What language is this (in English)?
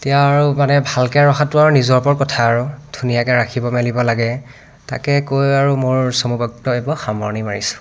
Assamese